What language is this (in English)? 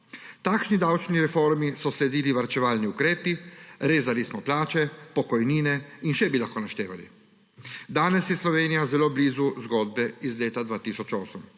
Slovenian